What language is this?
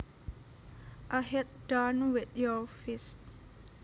Javanese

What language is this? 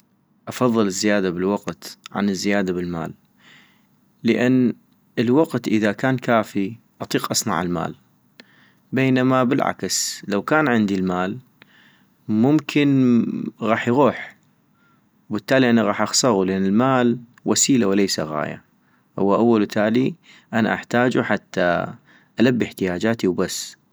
North Mesopotamian Arabic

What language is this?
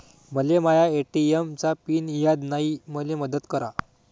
Marathi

